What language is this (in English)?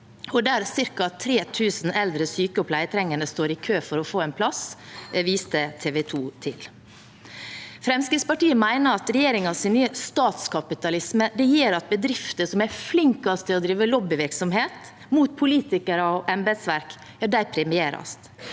Norwegian